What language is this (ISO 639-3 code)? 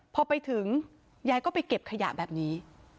tha